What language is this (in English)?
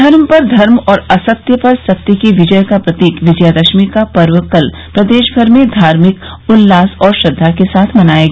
Hindi